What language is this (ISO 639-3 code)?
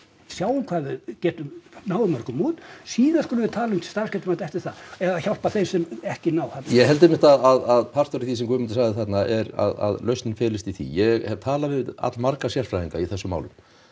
isl